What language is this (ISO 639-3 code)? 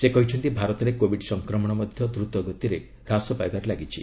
ori